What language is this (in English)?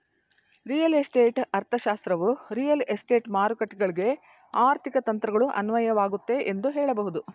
Kannada